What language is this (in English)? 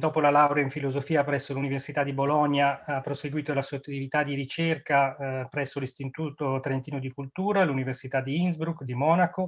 Italian